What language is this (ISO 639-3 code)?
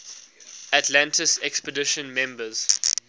eng